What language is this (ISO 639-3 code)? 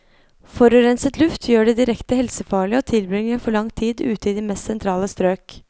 nor